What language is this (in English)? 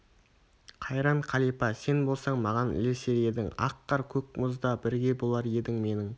Kazakh